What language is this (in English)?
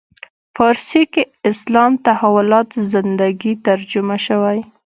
Pashto